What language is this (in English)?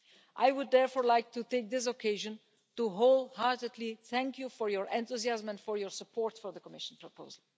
English